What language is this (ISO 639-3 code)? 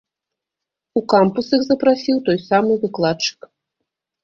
bel